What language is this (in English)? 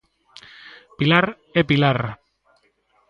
Galician